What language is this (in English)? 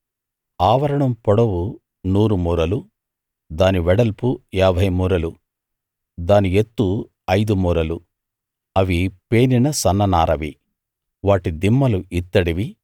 Telugu